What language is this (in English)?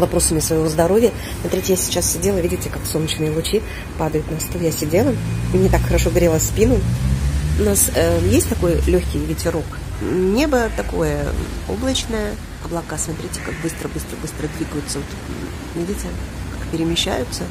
Russian